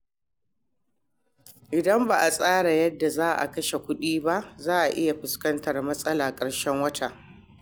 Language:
Hausa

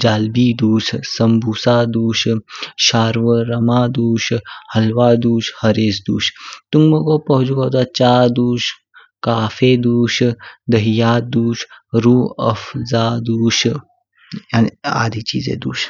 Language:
Kinnauri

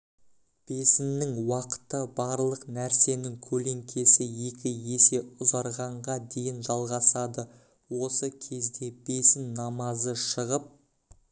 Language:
Kazakh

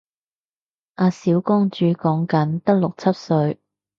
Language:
Cantonese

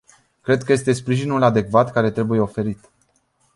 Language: Romanian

